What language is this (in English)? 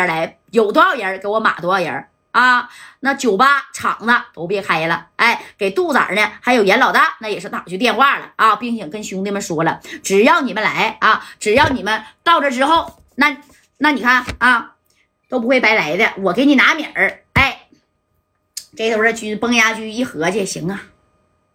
Chinese